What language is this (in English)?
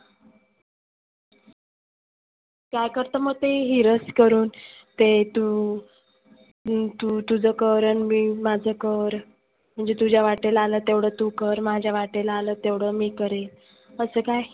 Marathi